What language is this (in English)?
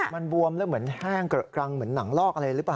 Thai